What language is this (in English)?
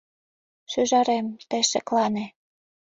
Mari